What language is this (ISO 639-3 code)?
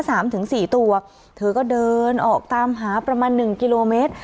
tha